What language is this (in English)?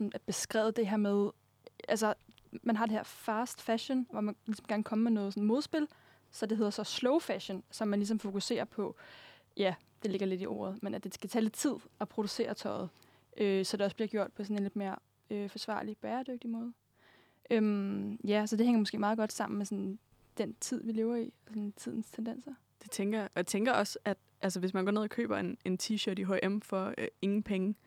Danish